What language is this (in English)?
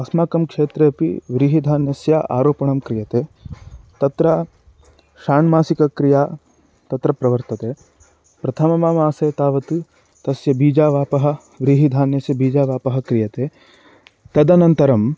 Sanskrit